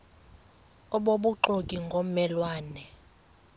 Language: Xhosa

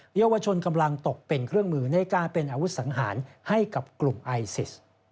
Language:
Thai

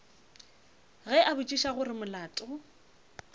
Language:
Northern Sotho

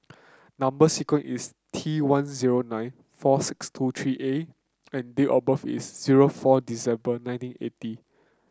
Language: English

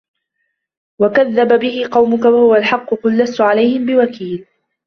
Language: Arabic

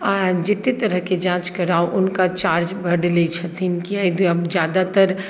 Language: Maithili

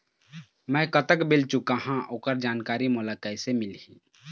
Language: Chhattisgarhi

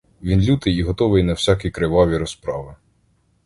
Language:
Ukrainian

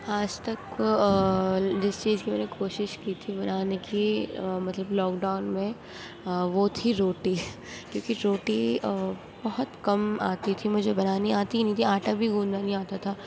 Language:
Urdu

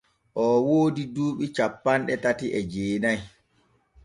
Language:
Borgu Fulfulde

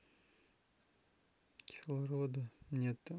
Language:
Russian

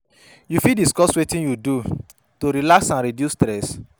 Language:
Nigerian Pidgin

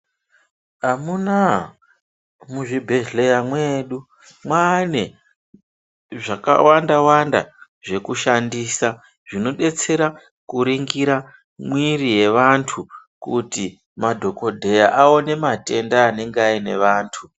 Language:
Ndau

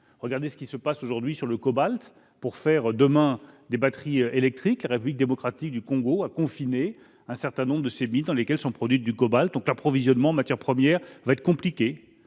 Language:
French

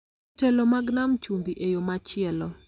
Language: Luo (Kenya and Tanzania)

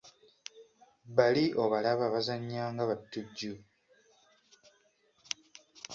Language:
Ganda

